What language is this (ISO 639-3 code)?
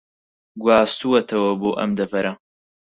ckb